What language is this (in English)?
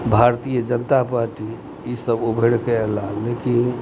Maithili